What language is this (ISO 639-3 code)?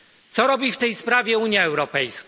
pol